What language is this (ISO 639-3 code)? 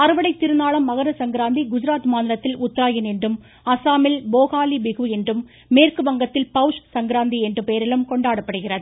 tam